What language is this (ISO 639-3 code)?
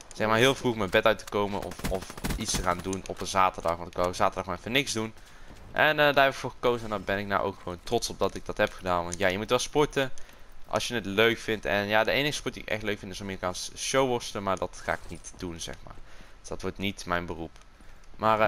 nld